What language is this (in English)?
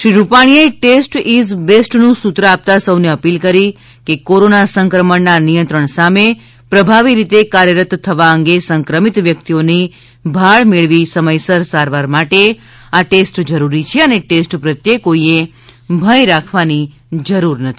Gujarati